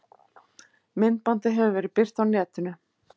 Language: Icelandic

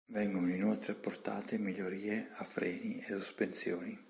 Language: Italian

